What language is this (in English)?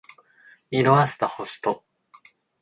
Japanese